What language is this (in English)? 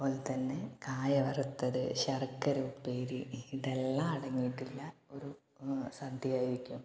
Malayalam